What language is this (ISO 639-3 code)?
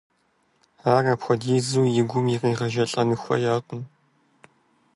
kbd